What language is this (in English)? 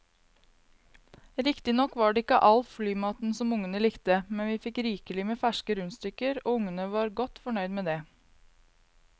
Norwegian